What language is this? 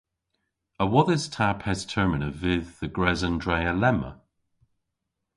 Cornish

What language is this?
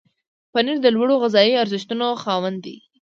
Pashto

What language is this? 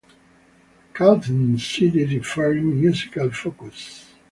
English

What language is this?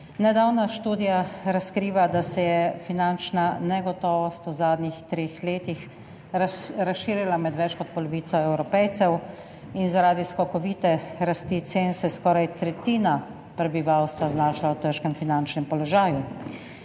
Slovenian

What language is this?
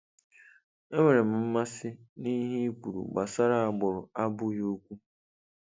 Igbo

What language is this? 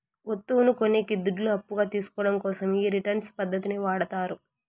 Telugu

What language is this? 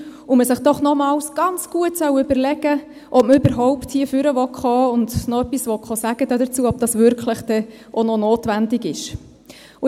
Swiss German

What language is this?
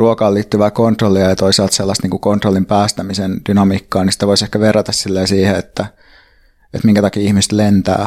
Finnish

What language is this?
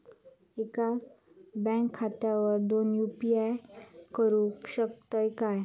Marathi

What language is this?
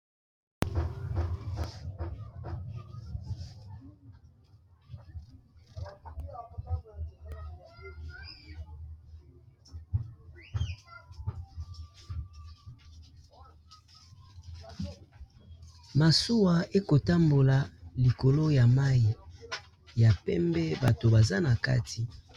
Lingala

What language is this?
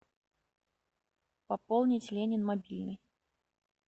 Russian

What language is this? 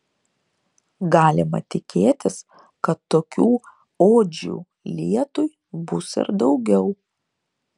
Lithuanian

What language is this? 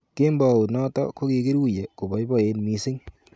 Kalenjin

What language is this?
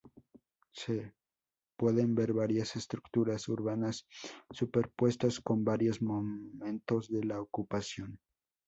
Spanish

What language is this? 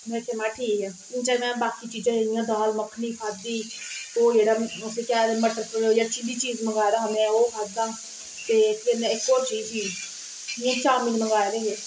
Dogri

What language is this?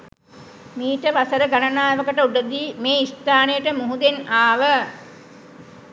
Sinhala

